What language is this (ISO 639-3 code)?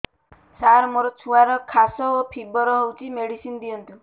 ori